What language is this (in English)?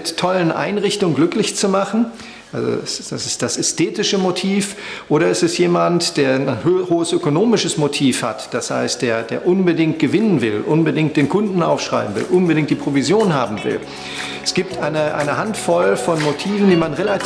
German